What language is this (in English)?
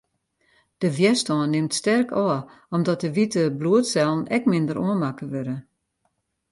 Western Frisian